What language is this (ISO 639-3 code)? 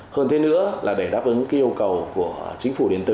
vie